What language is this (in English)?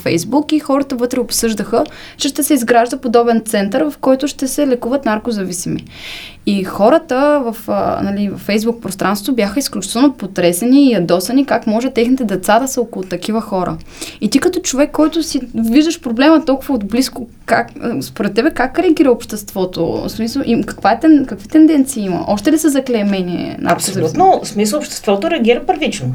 Bulgarian